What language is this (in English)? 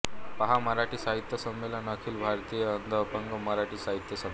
Marathi